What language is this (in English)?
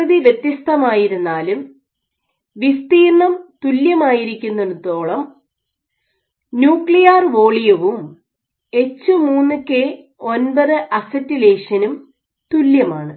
Malayalam